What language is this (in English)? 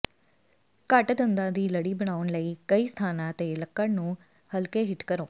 Punjabi